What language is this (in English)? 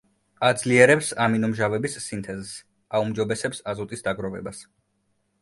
Georgian